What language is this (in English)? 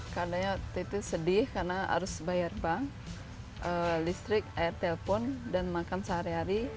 Indonesian